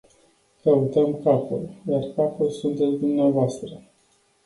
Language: Romanian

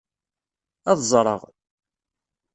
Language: Kabyle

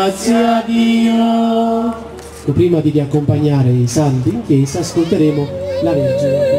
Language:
Italian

